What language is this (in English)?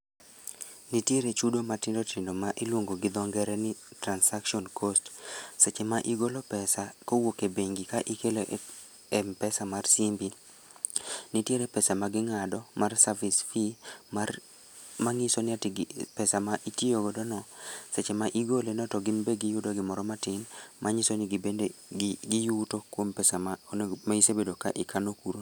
Luo (Kenya and Tanzania)